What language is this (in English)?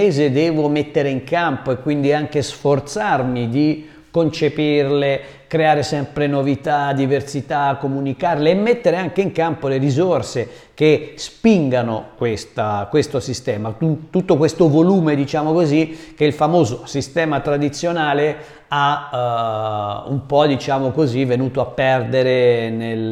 Italian